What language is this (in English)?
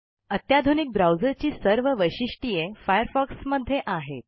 Marathi